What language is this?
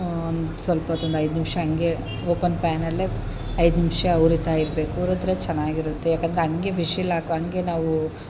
Kannada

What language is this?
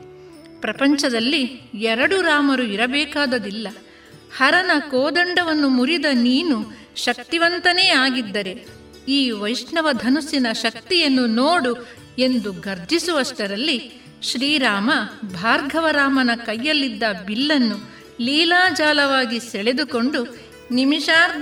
Kannada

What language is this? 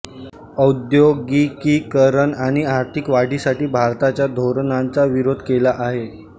Marathi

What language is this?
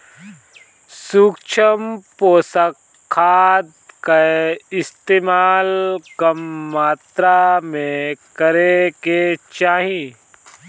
Bhojpuri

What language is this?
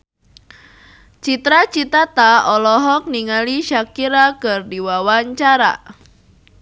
Sundanese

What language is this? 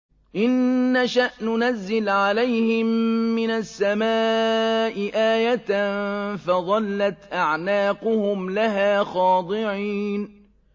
Arabic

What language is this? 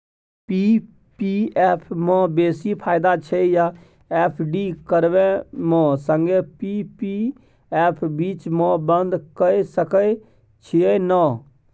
Maithili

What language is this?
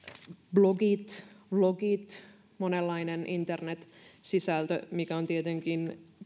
Finnish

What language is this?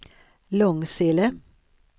Swedish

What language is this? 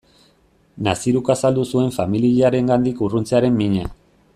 Basque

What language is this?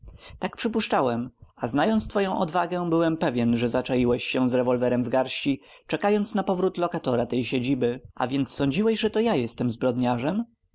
Polish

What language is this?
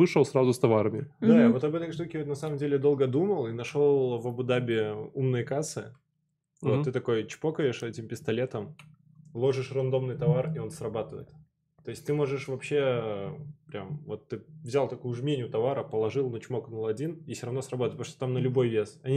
Russian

